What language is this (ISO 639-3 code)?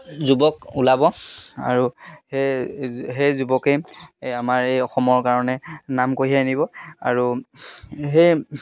asm